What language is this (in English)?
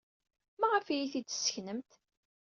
Kabyle